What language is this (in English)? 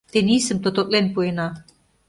Mari